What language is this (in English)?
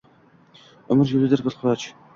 Uzbek